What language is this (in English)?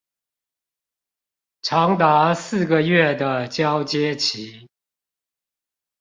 Chinese